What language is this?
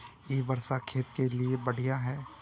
Magahi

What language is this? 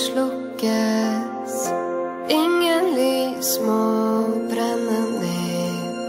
Norwegian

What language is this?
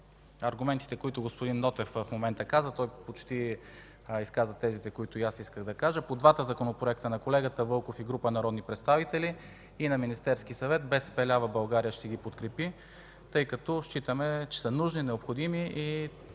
Bulgarian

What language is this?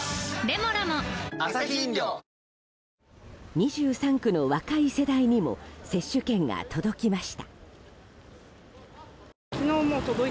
Japanese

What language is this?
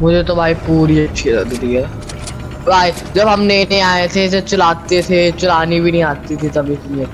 Hindi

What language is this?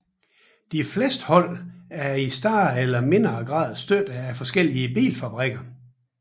Danish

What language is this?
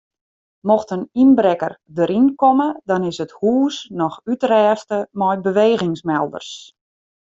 Western Frisian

